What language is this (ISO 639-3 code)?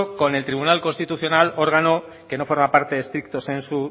spa